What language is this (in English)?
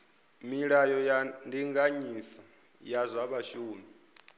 Venda